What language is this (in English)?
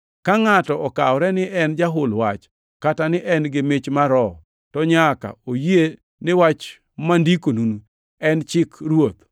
Luo (Kenya and Tanzania)